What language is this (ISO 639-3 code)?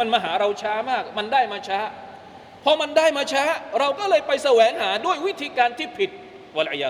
tha